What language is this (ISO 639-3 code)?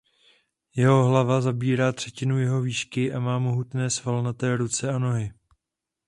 ces